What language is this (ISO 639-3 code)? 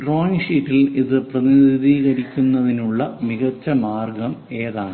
mal